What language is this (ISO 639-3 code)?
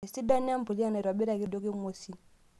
mas